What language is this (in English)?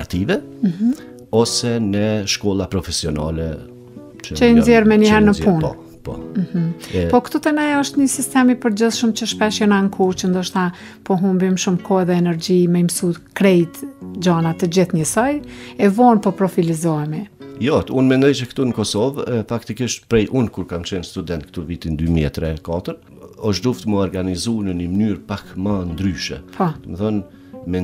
Romanian